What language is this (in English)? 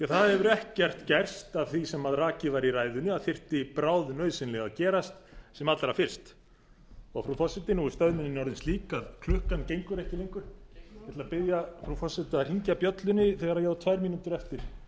Icelandic